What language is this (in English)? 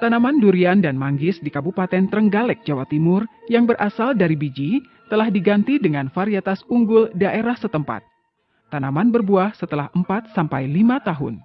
Indonesian